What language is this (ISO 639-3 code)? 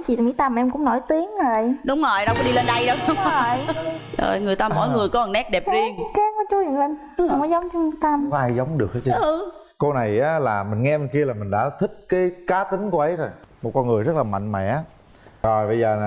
vie